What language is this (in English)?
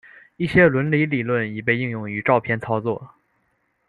Chinese